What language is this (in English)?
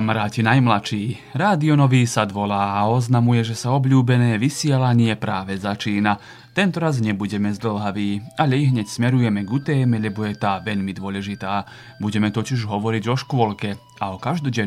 Slovak